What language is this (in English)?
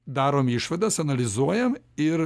Lithuanian